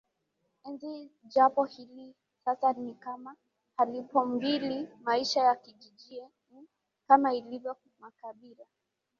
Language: Swahili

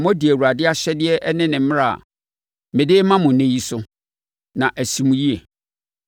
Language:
Akan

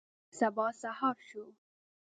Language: Pashto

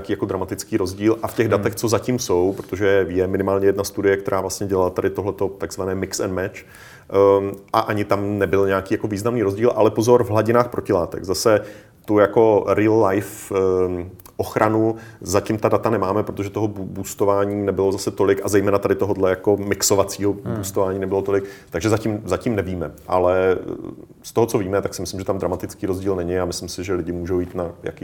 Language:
Czech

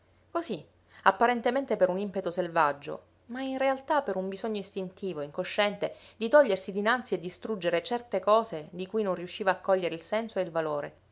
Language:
Italian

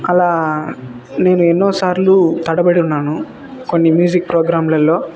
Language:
Telugu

